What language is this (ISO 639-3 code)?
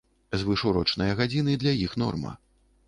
bel